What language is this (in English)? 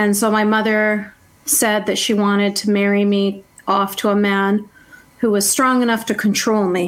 Dutch